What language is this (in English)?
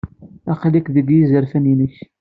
Kabyle